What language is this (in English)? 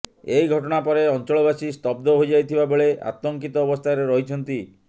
Odia